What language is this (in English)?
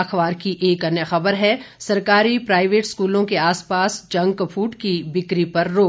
Hindi